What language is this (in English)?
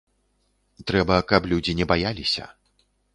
Belarusian